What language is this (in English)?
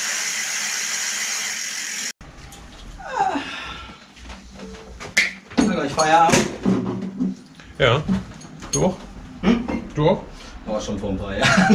German